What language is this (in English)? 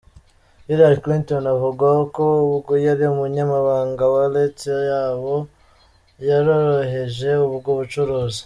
Kinyarwanda